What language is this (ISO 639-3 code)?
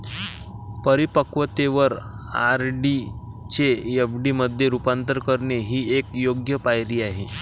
mar